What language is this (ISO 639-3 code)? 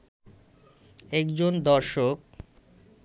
ben